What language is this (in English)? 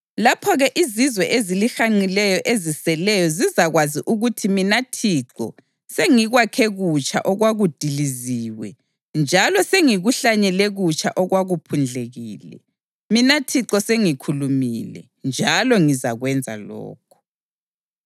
North Ndebele